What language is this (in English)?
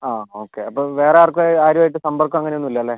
Malayalam